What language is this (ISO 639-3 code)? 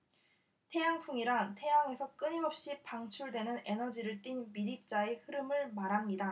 kor